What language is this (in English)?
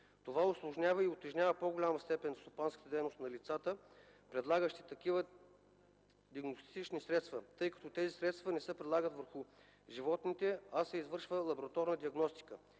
Bulgarian